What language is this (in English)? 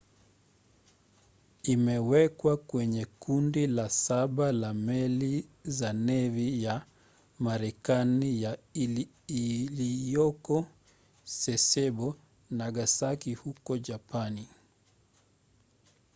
Swahili